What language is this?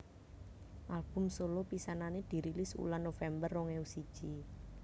Javanese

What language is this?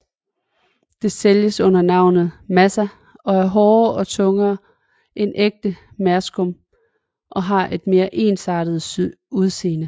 Danish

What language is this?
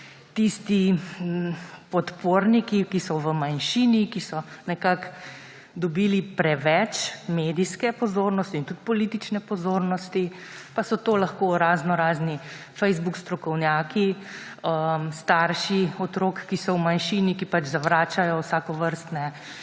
Slovenian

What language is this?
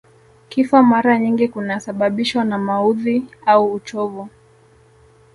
Swahili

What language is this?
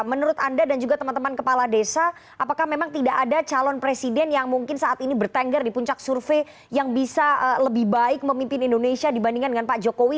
Indonesian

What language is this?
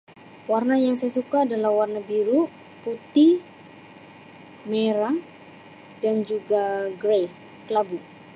Sabah Malay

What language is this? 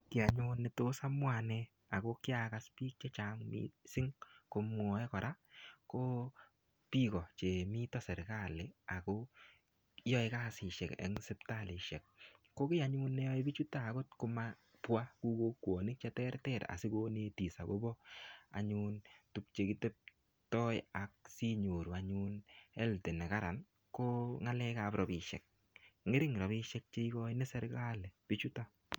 Kalenjin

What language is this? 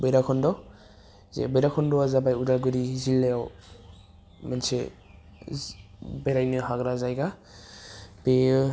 Bodo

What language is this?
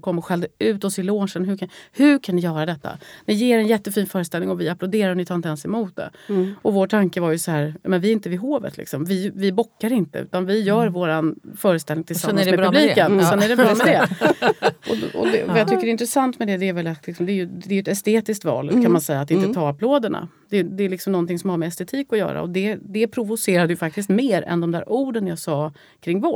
Swedish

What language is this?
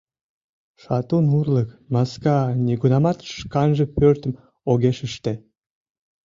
Mari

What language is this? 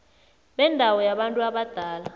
South Ndebele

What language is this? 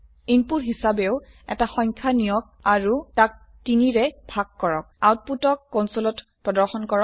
Assamese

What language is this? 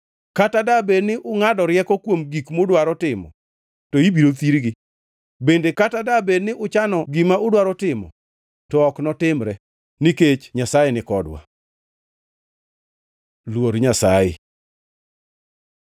Luo (Kenya and Tanzania)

